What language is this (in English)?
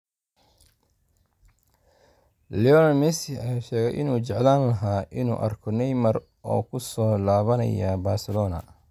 Somali